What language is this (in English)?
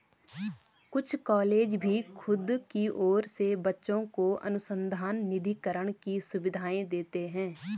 Hindi